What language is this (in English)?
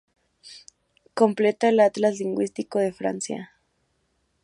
Spanish